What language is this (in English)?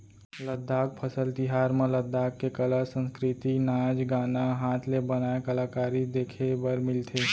Chhattisgarhi